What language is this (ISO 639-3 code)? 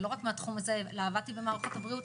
heb